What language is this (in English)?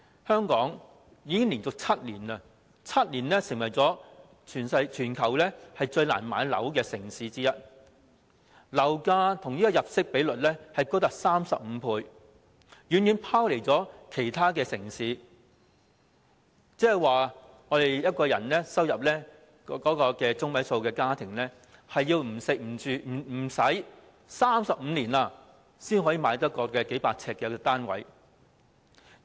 Cantonese